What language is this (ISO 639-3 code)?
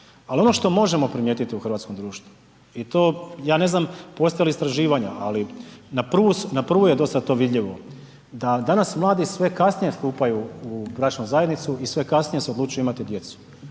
hrv